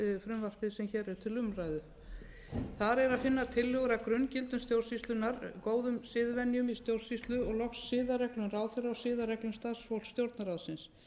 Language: Icelandic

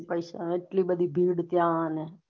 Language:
Gujarati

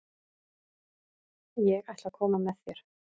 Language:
Icelandic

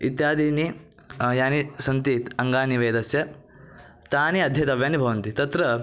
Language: Sanskrit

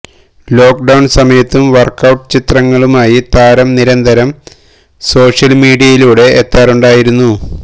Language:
Malayalam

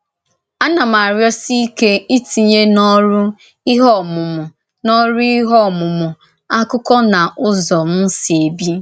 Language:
Igbo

